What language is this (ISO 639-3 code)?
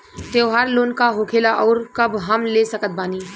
bho